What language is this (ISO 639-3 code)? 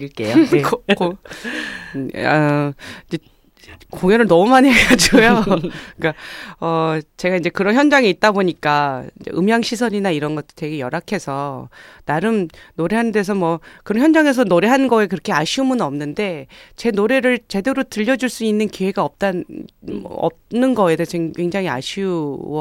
kor